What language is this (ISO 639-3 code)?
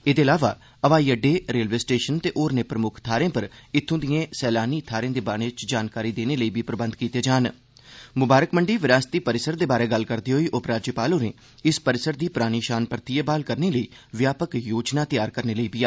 doi